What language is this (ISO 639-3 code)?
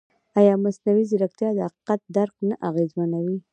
pus